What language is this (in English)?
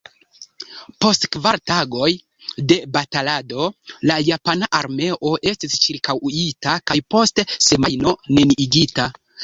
Esperanto